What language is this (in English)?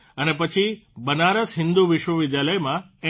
Gujarati